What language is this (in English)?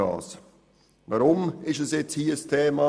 Swiss German